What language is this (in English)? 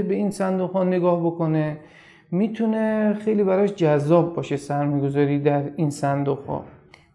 Persian